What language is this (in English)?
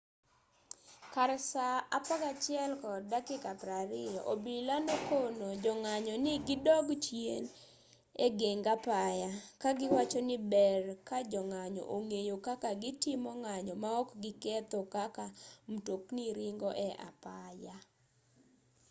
Luo (Kenya and Tanzania)